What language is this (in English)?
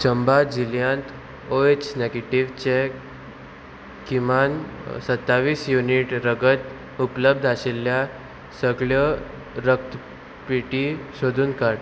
Konkani